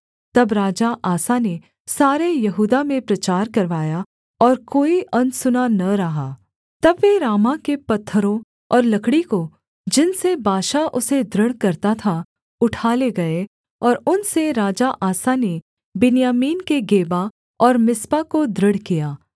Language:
Hindi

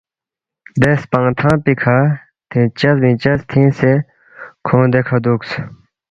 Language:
Balti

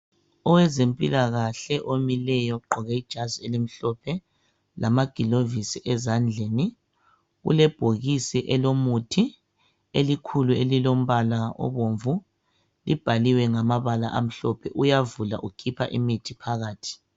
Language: North Ndebele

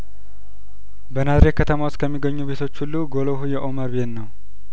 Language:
Amharic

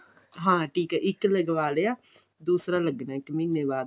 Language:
Punjabi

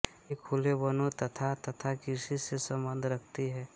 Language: Hindi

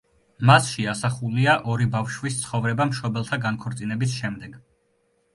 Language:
Georgian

